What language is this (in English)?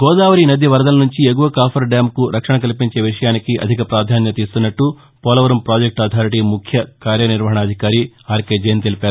Telugu